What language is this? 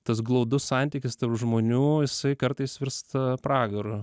Lithuanian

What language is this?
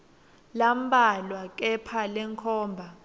Swati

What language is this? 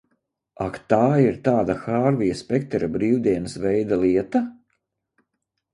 Latvian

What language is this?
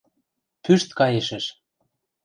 Western Mari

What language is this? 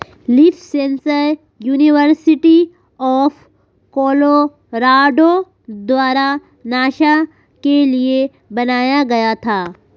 Hindi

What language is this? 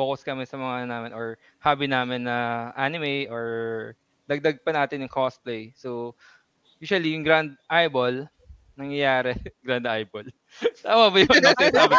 Filipino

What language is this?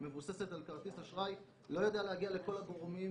Hebrew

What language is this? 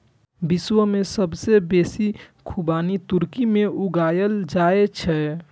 Maithili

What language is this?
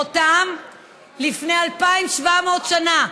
Hebrew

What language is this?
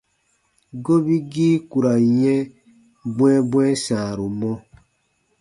Baatonum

